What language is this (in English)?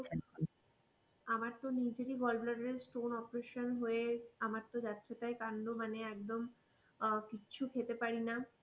Bangla